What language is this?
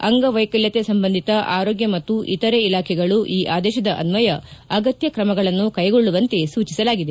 Kannada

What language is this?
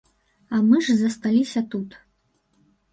Belarusian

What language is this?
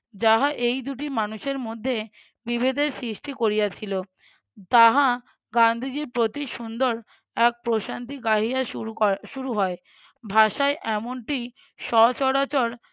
Bangla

